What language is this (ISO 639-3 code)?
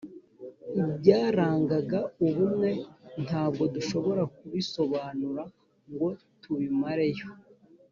kin